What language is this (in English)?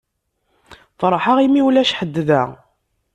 Kabyle